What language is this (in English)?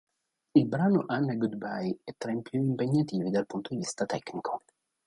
Italian